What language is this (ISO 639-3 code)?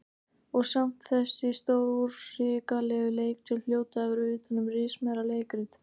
isl